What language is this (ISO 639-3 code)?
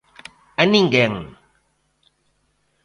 glg